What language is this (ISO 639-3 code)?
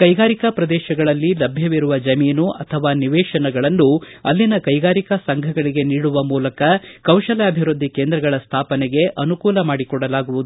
kan